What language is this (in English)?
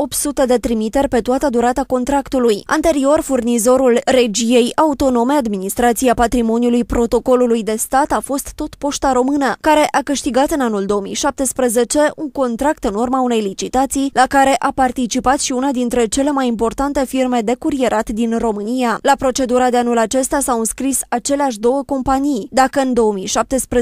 Romanian